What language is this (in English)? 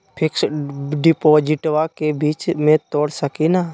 Magahi